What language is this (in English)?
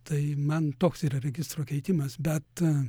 Lithuanian